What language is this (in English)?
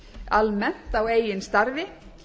Icelandic